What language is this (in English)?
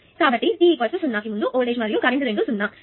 Telugu